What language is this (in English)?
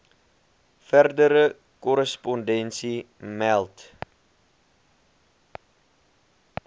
Afrikaans